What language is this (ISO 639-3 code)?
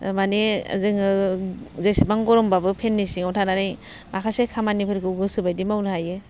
brx